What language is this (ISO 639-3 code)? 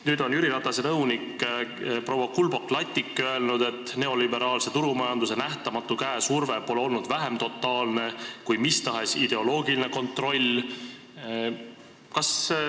est